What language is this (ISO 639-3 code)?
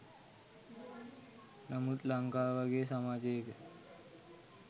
sin